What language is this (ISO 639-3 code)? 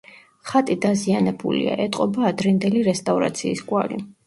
kat